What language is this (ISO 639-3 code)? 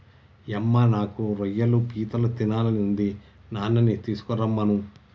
tel